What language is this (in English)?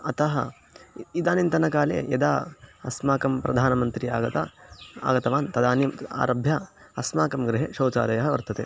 Sanskrit